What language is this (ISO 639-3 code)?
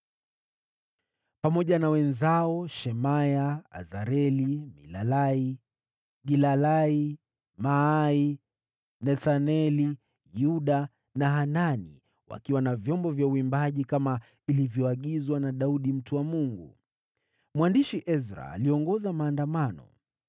swa